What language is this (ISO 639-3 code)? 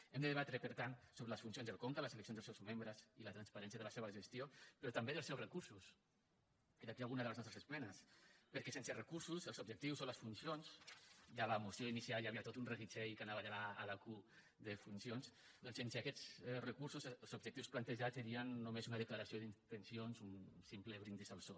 cat